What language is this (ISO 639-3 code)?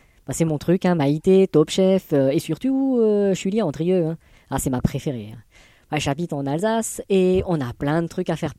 fra